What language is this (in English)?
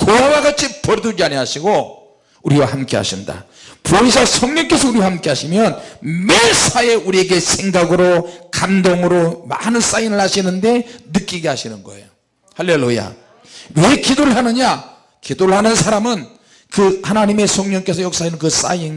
Korean